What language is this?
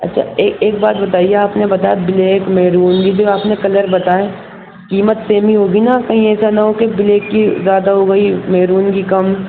Urdu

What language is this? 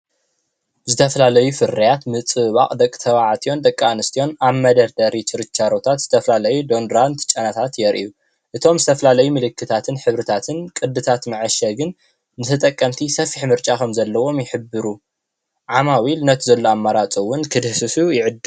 Tigrinya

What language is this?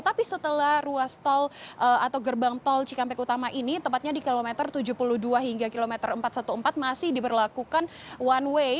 Indonesian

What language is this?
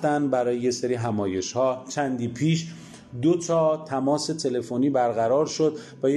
Persian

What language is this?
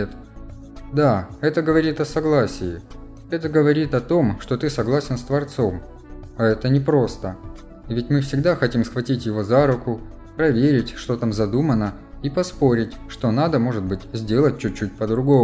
Russian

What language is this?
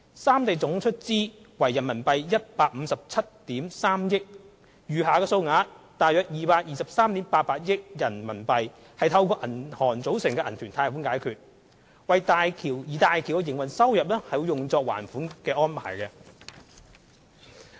Cantonese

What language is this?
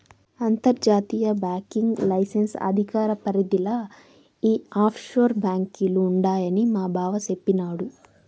Telugu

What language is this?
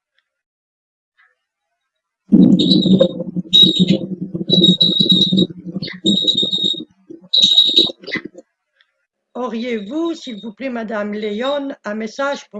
French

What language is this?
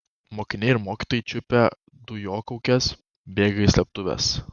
Lithuanian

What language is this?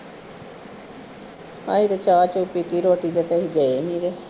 Punjabi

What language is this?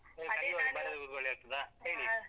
Kannada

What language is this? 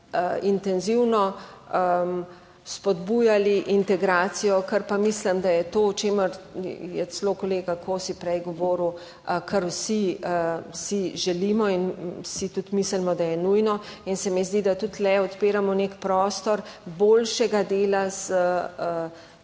Slovenian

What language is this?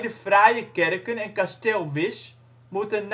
Dutch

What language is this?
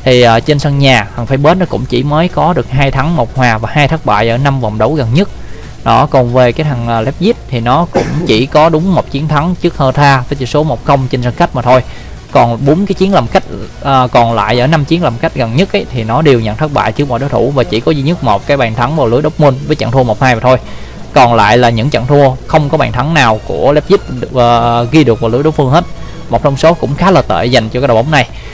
Vietnamese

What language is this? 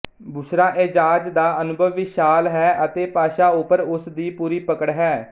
Punjabi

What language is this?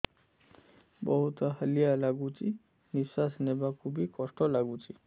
Odia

